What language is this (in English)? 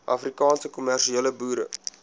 Afrikaans